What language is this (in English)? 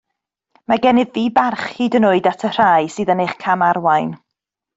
Welsh